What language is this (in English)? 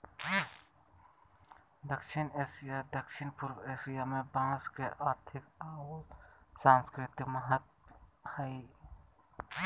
Magahi